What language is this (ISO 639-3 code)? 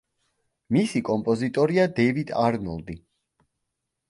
kat